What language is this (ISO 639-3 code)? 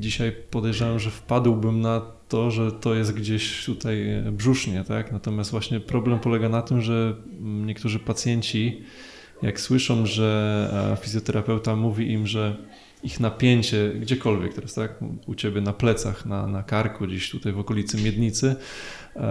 pol